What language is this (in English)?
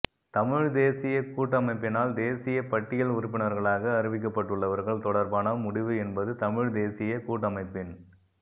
Tamil